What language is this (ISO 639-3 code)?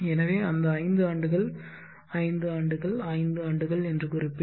tam